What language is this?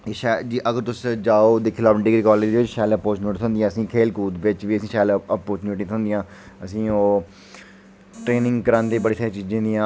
Dogri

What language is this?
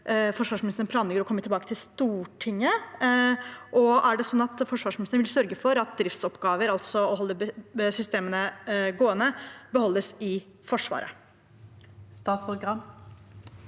Norwegian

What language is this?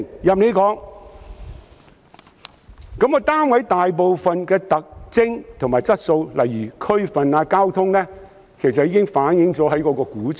Cantonese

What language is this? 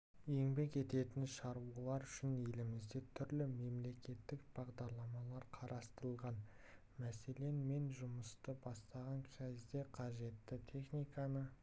Kazakh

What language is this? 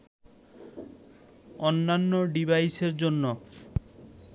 Bangla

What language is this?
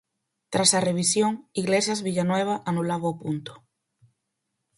Galician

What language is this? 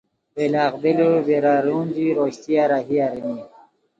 Khowar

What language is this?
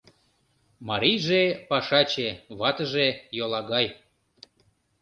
Mari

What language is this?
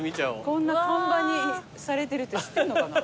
Japanese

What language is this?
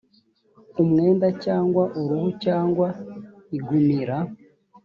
Kinyarwanda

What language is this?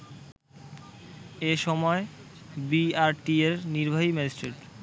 Bangla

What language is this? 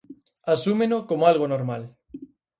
Galician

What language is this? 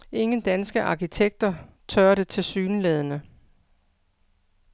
Danish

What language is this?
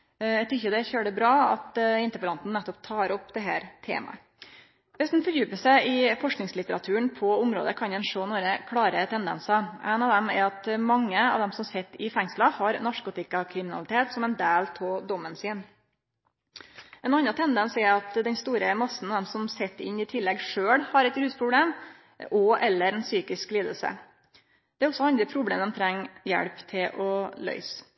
Norwegian Nynorsk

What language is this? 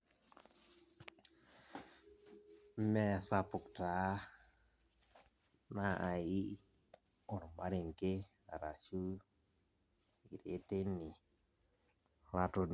Masai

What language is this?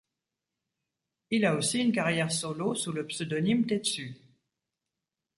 French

